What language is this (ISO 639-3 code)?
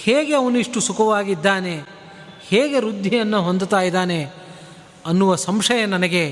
kan